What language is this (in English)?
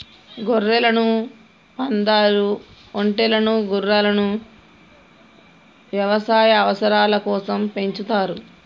Telugu